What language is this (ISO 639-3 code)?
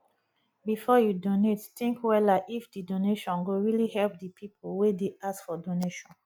pcm